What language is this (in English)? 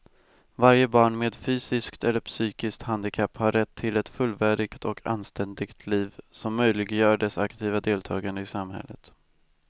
Swedish